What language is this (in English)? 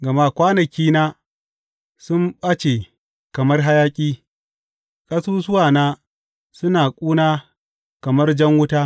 Hausa